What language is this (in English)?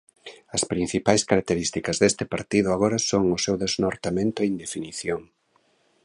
Galician